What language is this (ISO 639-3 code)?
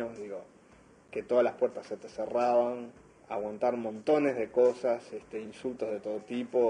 spa